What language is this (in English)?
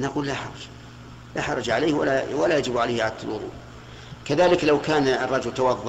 Arabic